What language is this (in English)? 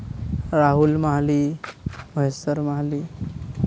Santali